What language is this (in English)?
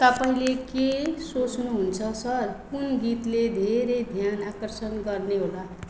Nepali